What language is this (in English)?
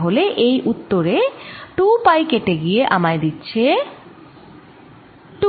Bangla